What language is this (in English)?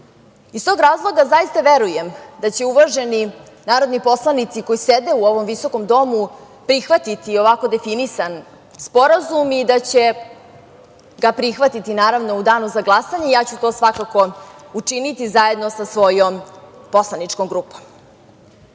Serbian